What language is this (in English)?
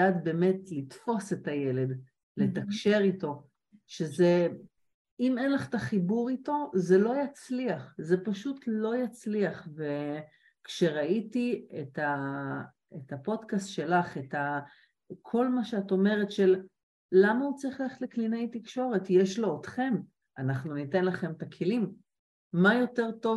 Hebrew